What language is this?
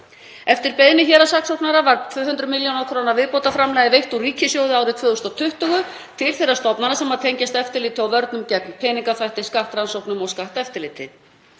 Icelandic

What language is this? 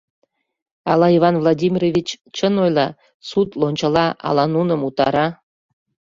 Mari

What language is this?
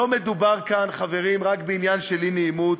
Hebrew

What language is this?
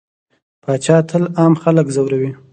Pashto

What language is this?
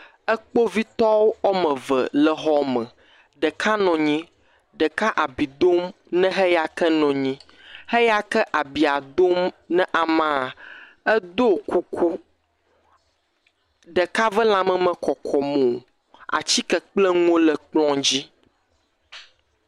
Ewe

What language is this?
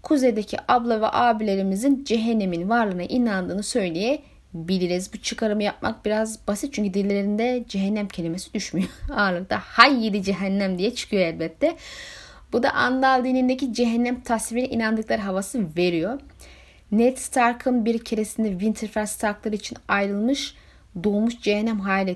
Turkish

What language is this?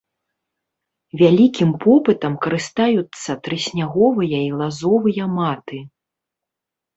Belarusian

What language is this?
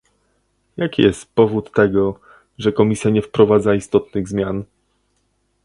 Polish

